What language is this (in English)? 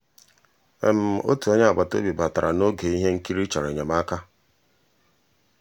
Igbo